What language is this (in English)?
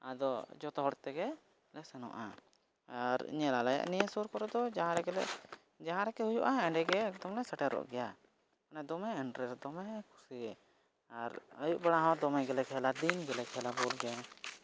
Santali